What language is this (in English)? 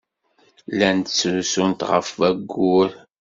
Kabyle